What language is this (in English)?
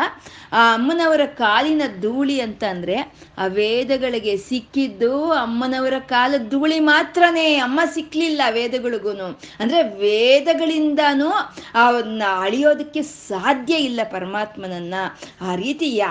Kannada